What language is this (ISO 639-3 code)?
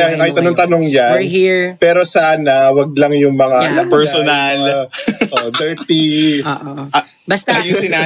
fil